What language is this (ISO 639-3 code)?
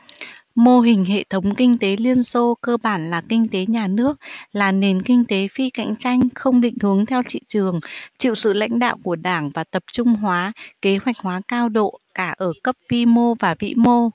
vie